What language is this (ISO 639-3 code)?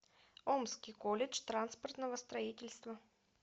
rus